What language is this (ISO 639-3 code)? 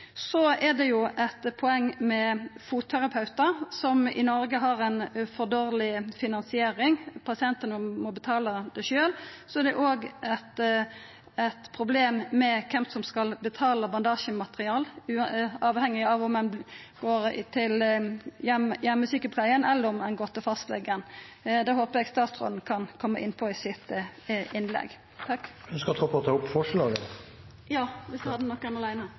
nno